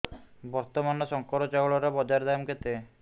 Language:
Odia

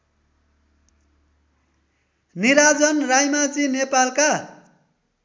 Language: Nepali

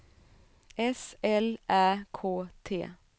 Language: Swedish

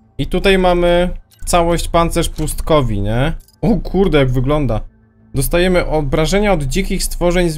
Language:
Polish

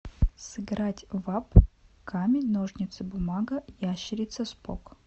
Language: Russian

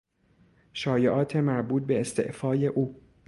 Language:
Persian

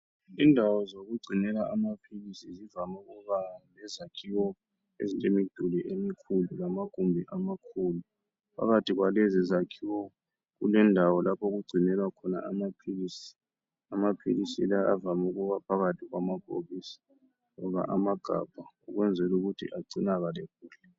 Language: North Ndebele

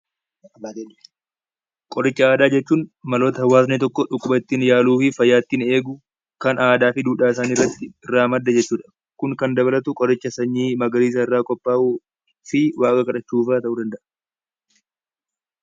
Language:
Oromo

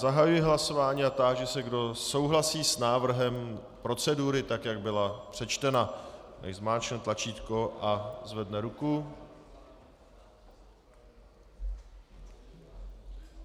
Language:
Czech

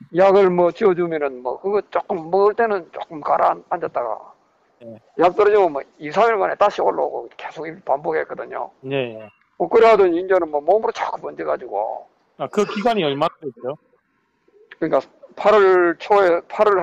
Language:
Korean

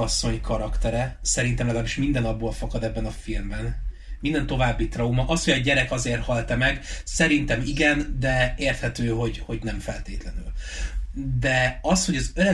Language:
Hungarian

